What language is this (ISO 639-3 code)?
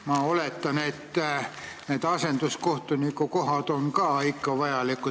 est